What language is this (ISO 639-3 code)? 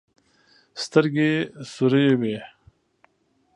pus